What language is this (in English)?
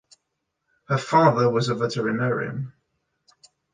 English